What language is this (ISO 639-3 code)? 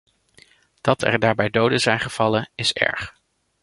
nld